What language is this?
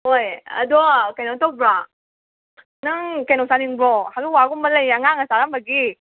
Manipuri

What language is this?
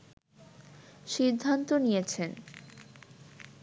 Bangla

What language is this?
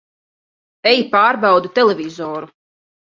Latvian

